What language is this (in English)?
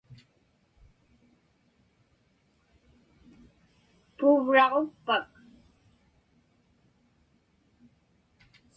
Inupiaq